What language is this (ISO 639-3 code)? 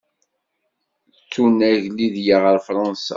kab